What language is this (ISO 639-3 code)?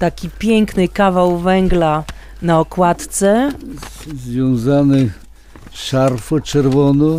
pol